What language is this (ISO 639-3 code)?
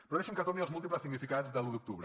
cat